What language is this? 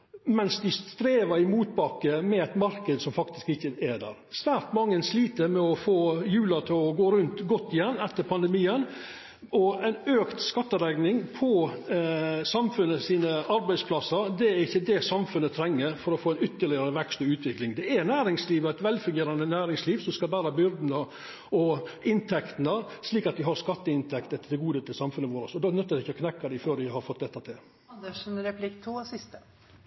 Norwegian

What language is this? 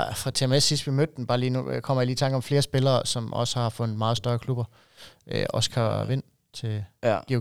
Danish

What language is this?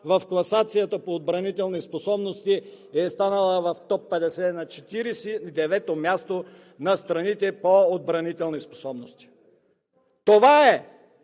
Bulgarian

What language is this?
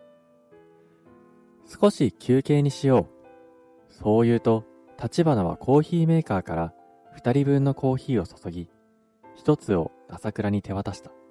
Japanese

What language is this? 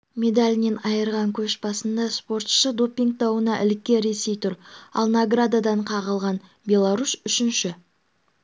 Kazakh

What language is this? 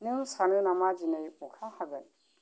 Bodo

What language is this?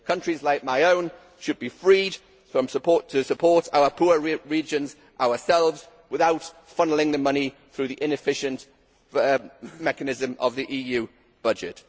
English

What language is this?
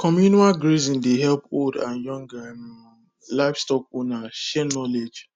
Nigerian Pidgin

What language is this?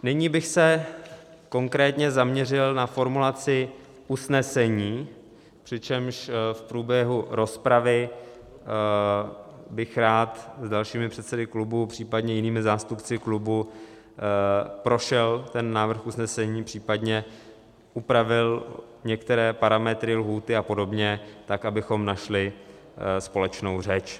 Czech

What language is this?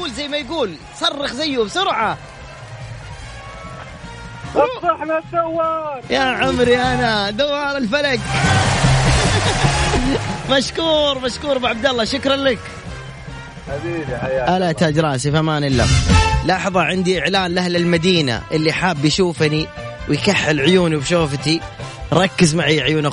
Arabic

